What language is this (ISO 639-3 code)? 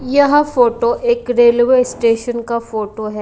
hin